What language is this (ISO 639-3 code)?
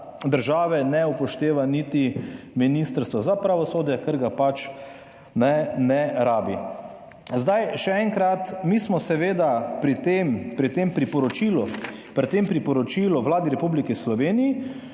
slv